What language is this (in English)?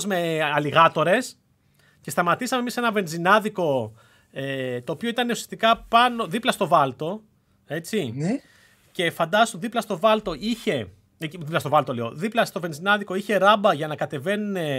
Greek